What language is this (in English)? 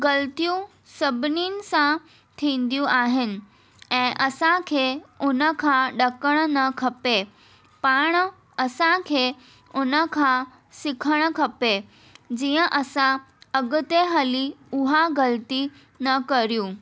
Sindhi